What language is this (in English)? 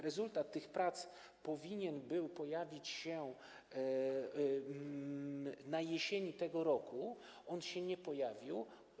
Polish